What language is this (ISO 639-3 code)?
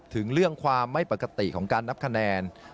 tha